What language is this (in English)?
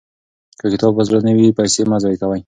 Pashto